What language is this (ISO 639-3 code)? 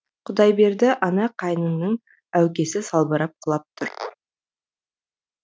kaz